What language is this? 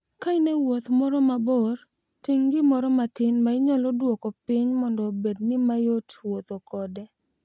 Luo (Kenya and Tanzania)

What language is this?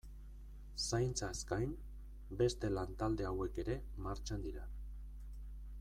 Basque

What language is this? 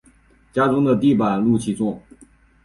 Chinese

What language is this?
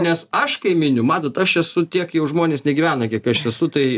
Lithuanian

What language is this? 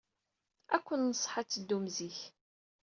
Kabyle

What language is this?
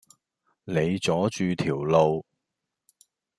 Cantonese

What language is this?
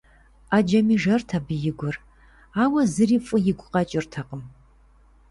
Kabardian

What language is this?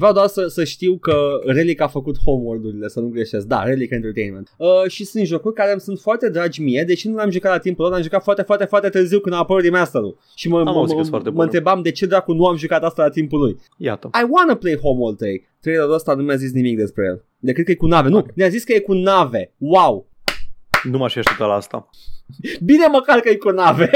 Romanian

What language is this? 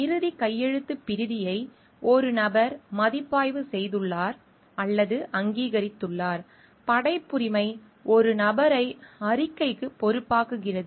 Tamil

